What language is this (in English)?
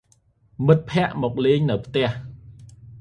Khmer